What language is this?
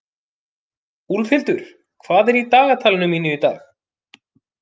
Icelandic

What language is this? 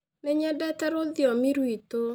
Kikuyu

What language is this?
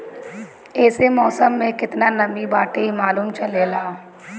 Bhojpuri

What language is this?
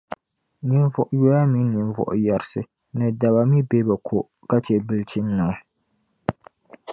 Dagbani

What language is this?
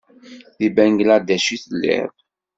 Kabyle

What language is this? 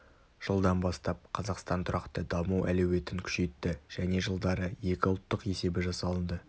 Kazakh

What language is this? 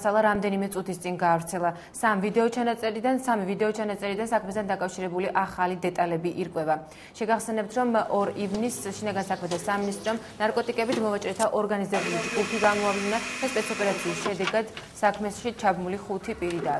Romanian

